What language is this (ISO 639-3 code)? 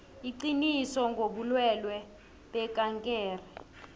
nbl